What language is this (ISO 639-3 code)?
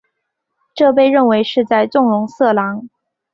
zho